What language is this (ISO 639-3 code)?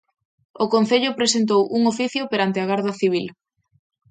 glg